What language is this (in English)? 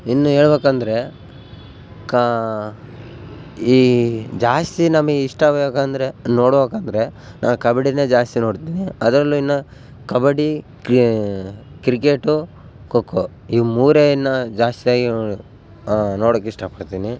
Kannada